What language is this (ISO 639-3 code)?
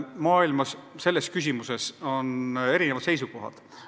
est